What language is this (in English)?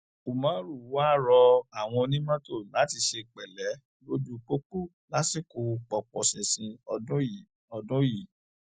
Yoruba